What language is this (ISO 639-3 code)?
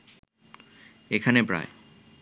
ben